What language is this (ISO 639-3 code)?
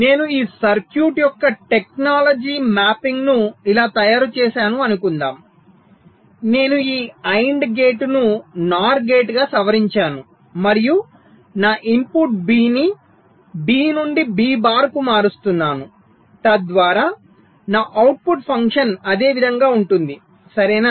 tel